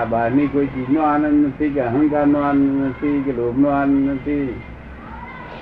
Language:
Gujarati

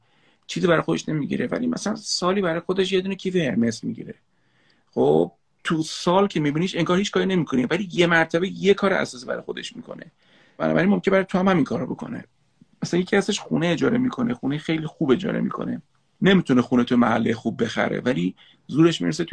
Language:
Persian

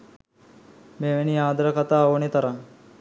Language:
Sinhala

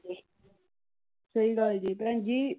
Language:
Punjabi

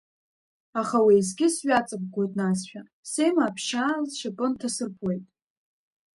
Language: Abkhazian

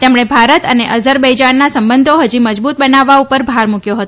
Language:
Gujarati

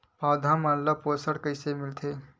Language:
Chhattisgarhi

